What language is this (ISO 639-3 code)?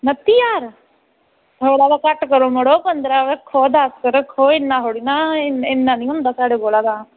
doi